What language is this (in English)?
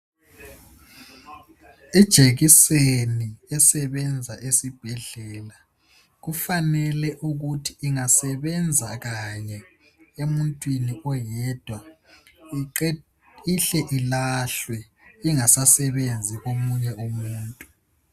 North Ndebele